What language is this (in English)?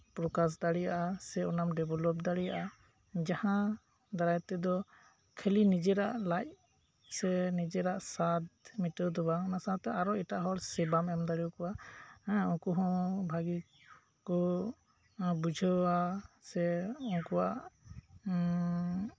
Santali